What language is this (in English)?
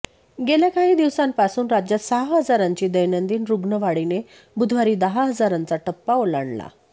Marathi